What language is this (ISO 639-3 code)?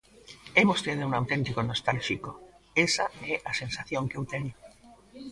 glg